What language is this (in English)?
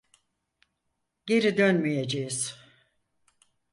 Turkish